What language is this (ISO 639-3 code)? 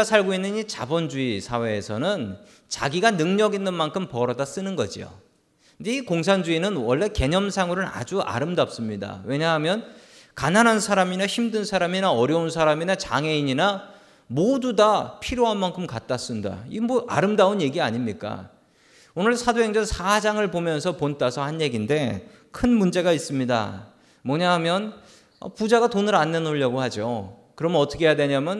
kor